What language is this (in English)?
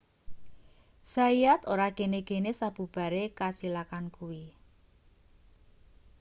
Javanese